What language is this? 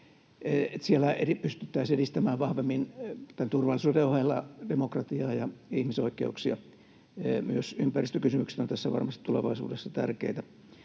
Finnish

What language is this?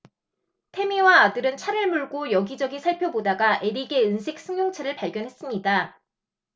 Korean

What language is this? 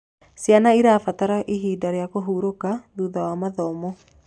Kikuyu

